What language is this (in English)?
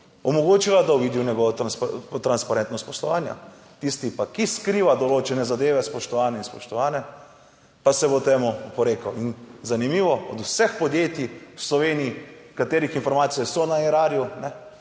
Slovenian